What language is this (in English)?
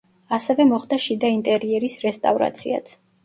Georgian